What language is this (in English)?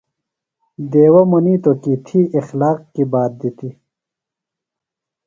Phalura